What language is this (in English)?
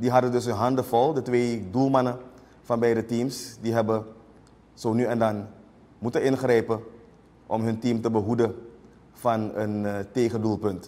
Dutch